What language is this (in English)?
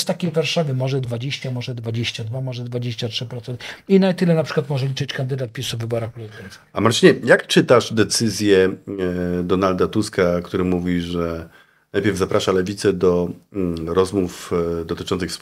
Polish